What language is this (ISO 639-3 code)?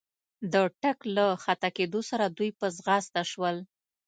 pus